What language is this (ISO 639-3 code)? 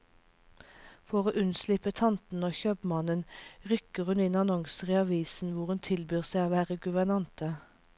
nor